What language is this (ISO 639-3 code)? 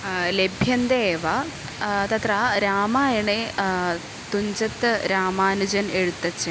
san